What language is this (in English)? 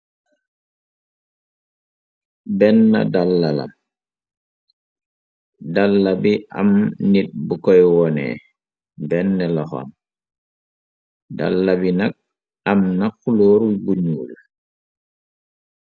Wolof